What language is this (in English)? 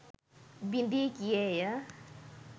Sinhala